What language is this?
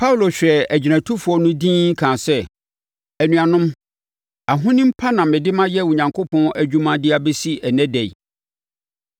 Akan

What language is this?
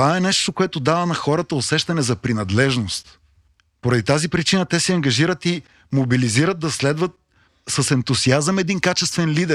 Bulgarian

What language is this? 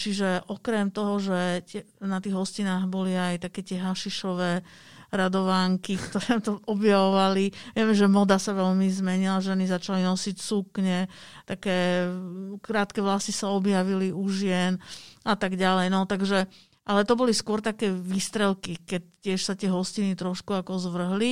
Slovak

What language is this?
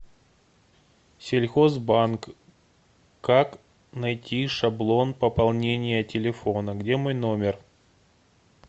Russian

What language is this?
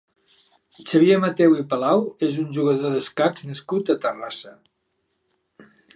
Catalan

